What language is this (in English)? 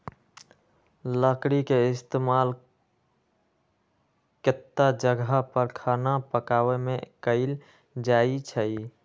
Magahi